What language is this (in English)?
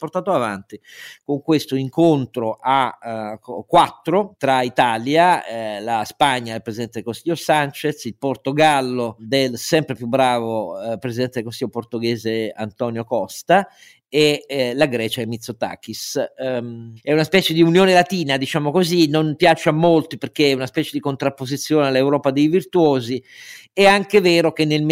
Italian